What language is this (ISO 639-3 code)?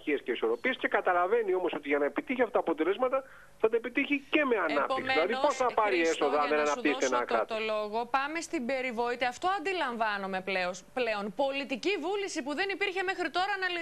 ell